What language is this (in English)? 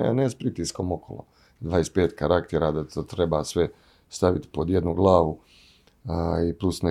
Croatian